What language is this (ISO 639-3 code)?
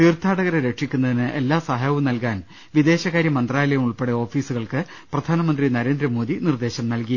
mal